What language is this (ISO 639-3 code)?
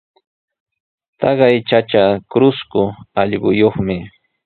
qws